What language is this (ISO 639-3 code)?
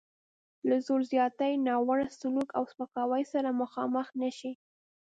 pus